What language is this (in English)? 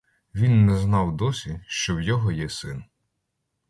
Ukrainian